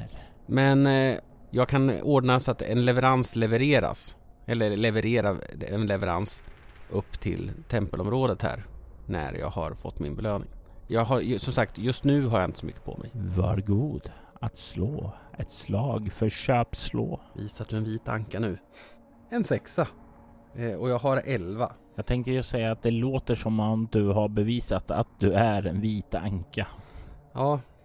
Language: Swedish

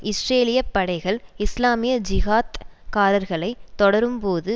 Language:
Tamil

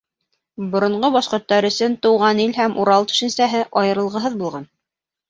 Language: Bashkir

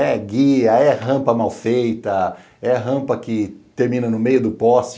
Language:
Portuguese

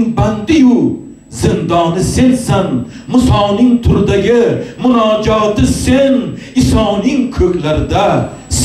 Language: Turkish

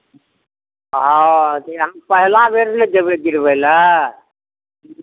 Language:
Maithili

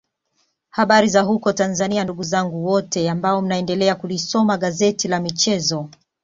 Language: Swahili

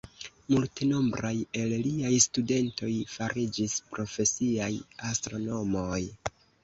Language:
Esperanto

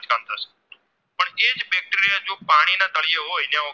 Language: Gujarati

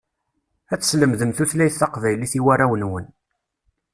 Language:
Kabyle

